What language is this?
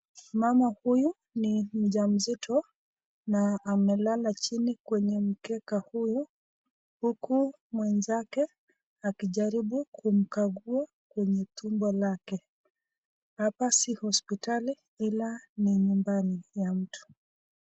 Swahili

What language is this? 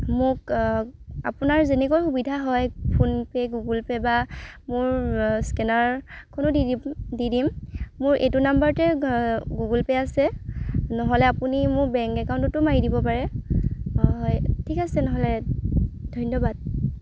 Assamese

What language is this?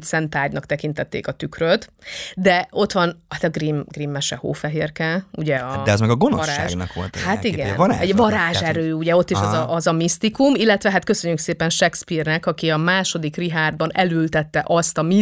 Hungarian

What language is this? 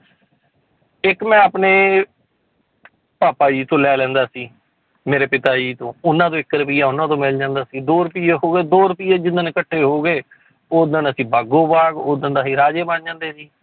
Punjabi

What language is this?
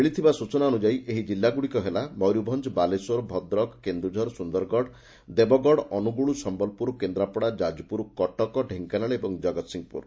Odia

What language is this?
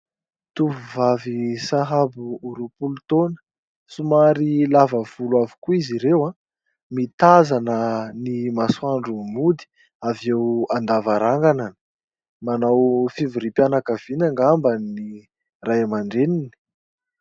Malagasy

